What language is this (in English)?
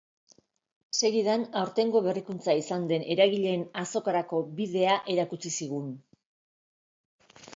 Basque